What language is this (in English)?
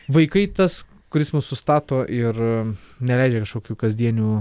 Lithuanian